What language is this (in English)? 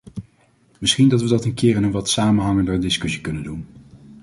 Dutch